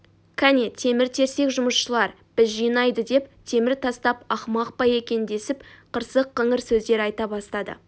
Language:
Kazakh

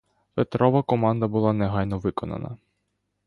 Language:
Ukrainian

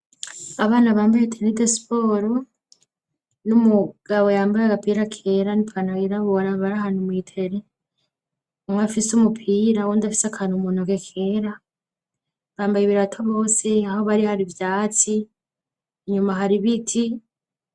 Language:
Rundi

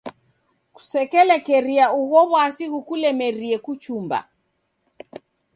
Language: Taita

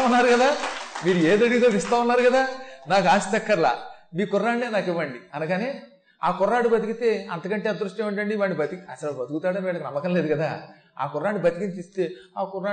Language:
Telugu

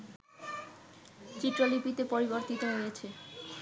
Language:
Bangla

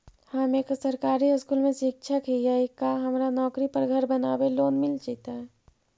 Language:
Magahi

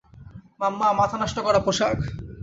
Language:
Bangla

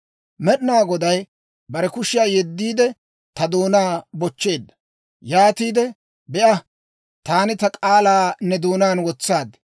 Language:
Dawro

